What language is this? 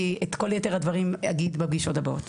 Hebrew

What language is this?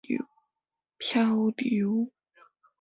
Min Nan Chinese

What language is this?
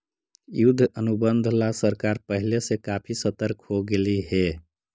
Magahi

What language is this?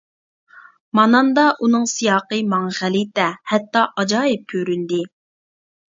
Uyghur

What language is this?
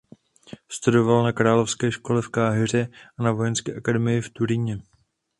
Czech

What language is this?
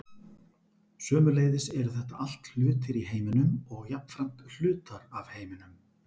Icelandic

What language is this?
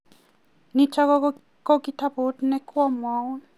Kalenjin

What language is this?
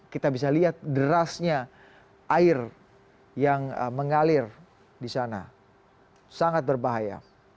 Indonesian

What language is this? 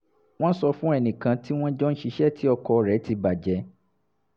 Yoruba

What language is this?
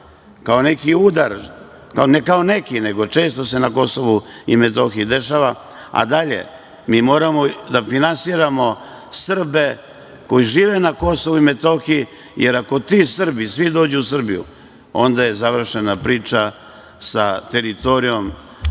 Serbian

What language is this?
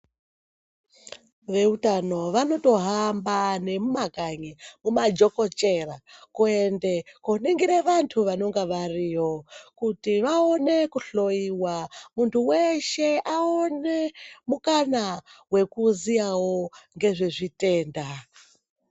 Ndau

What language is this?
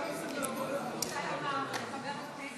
Hebrew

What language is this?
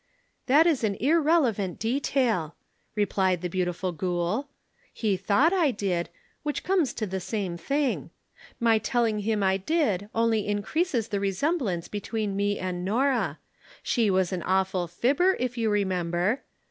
English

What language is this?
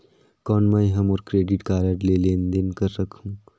Chhattisgarhi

